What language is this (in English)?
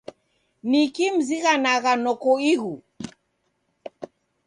Taita